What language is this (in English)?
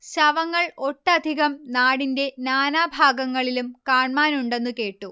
Malayalam